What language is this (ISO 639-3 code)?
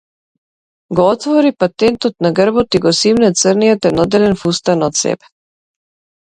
mkd